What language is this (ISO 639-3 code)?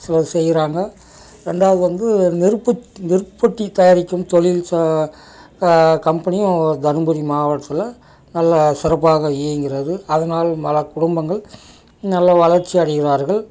tam